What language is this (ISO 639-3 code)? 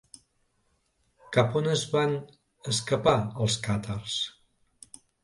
cat